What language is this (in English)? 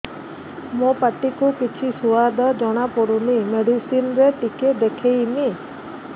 Odia